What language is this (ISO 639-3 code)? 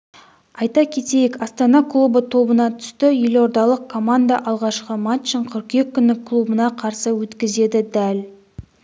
kaz